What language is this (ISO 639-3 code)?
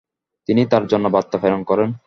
ben